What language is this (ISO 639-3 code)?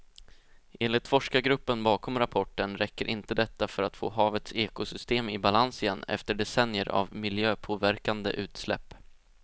swe